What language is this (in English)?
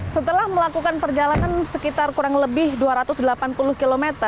Indonesian